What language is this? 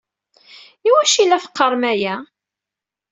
Kabyle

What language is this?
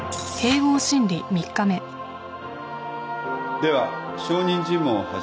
Japanese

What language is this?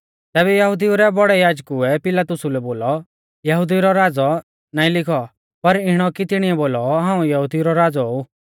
Mahasu Pahari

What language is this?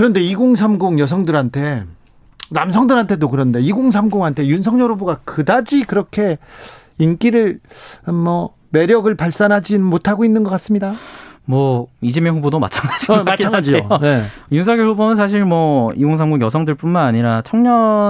Korean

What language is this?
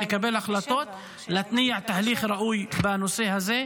Hebrew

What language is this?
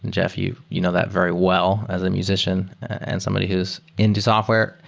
English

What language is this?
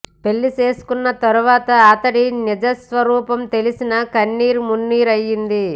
Telugu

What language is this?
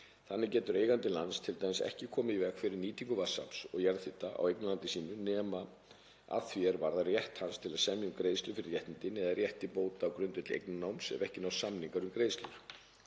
Icelandic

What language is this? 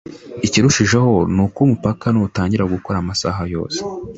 Kinyarwanda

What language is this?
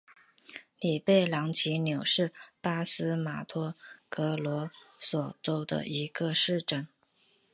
Chinese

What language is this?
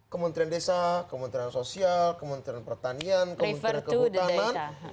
Indonesian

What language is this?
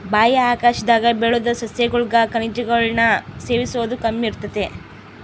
Kannada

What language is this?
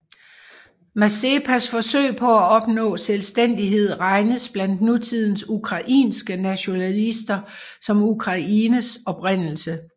Danish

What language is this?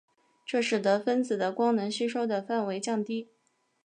Chinese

